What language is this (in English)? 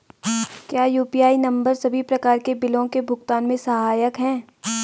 Hindi